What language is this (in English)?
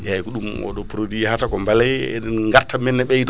Fula